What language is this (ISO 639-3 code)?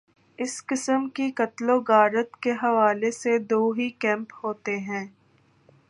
urd